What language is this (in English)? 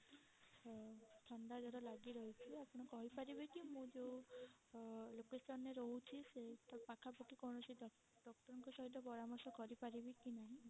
Odia